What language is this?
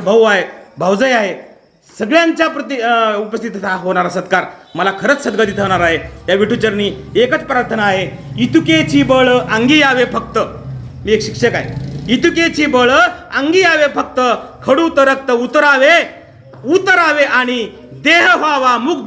Marathi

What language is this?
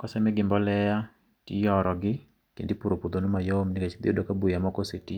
Luo (Kenya and Tanzania)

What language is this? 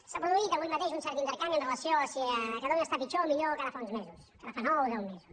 Catalan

